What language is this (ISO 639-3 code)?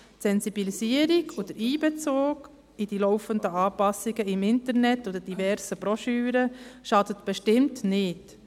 gsw